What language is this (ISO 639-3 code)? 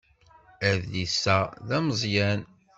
kab